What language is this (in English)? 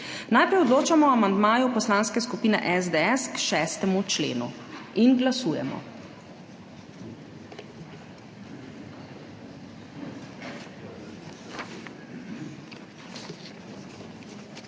Slovenian